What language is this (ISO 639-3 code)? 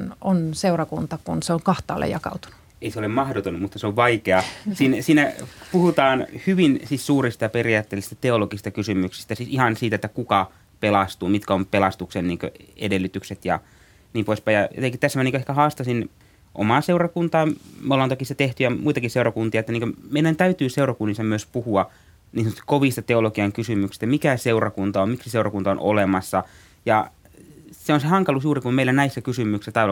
fin